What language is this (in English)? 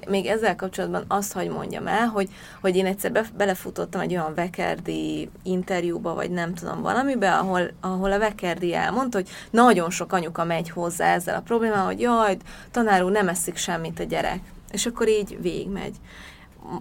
Hungarian